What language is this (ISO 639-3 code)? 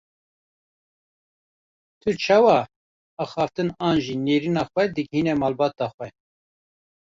kur